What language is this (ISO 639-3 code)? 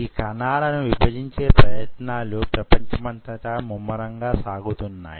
tel